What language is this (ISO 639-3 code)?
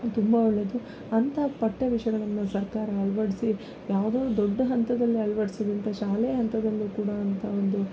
kan